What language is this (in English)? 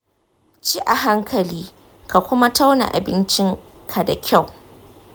Hausa